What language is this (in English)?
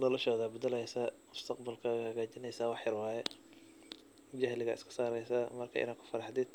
Somali